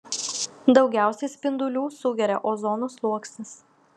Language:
Lithuanian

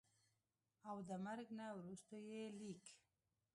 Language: Pashto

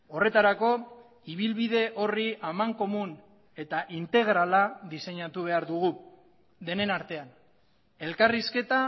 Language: Basque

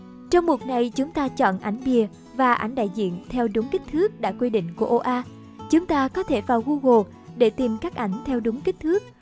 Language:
Vietnamese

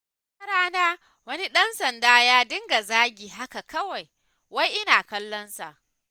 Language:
Hausa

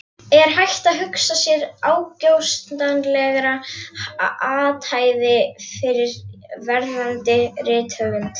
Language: Icelandic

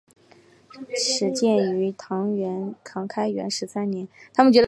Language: Chinese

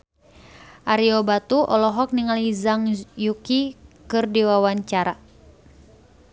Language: Sundanese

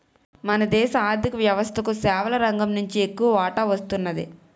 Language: Telugu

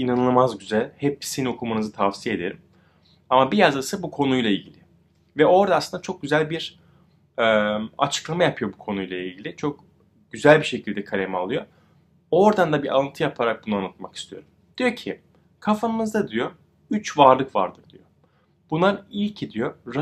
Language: Turkish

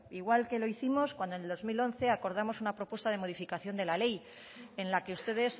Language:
Spanish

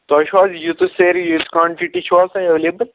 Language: Kashmiri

